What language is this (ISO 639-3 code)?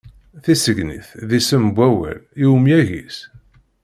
kab